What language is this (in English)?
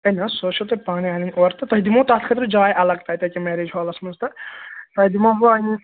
Kashmiri